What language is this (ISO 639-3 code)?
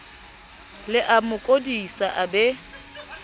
sot